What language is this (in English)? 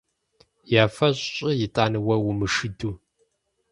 Kabardian